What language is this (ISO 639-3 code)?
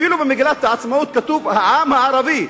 heb